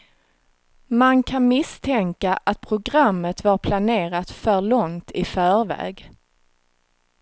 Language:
Swedish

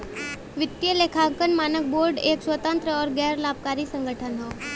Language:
Bhojpuri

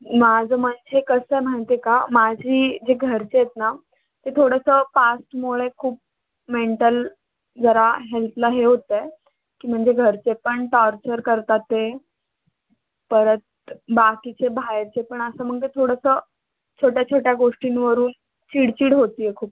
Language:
Marathi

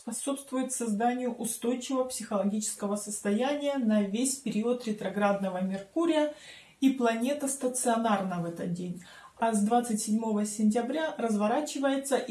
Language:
Russian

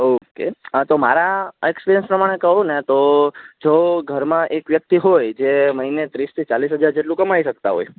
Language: Gujarati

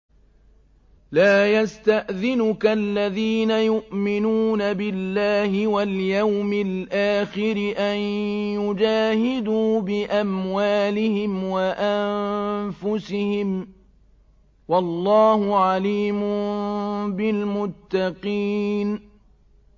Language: Arabic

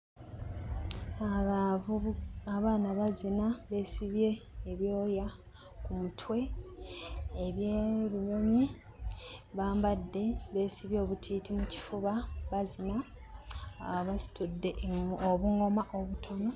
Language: Ganda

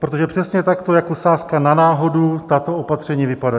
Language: Czech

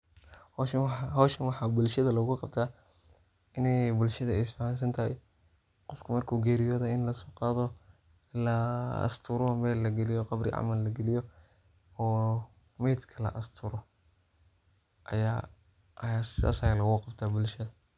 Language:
Somali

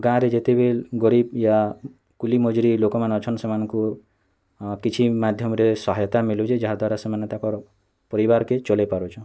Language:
Odia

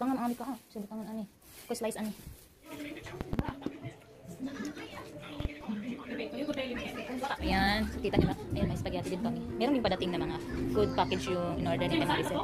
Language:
Indonesian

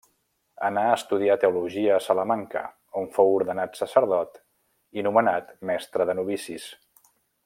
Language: Catalan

